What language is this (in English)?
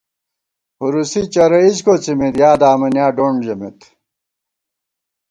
Gawar-Bati